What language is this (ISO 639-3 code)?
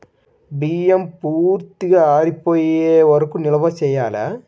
tel